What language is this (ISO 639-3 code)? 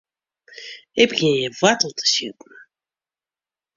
fry